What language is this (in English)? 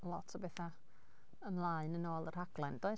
Welsh